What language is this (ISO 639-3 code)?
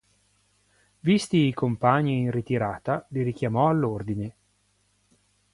ita